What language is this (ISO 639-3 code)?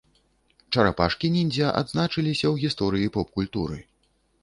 bel